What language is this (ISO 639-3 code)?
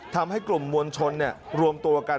tha